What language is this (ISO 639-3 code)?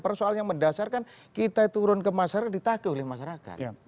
ind